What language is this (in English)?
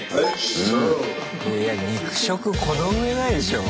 Japanese